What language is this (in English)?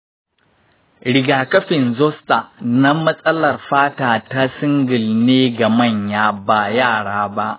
Hausa